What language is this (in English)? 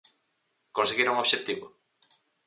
Galician